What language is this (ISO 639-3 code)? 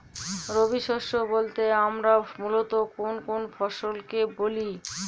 ben